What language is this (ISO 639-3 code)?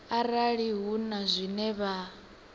ven